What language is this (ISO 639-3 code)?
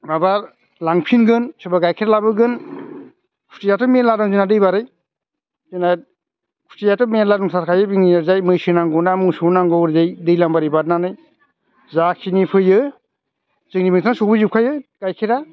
brx